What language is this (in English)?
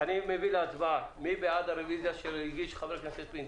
Hebrew